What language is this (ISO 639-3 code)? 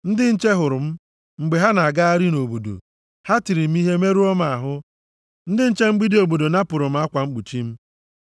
ibo